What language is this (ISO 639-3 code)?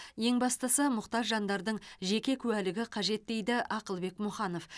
kaz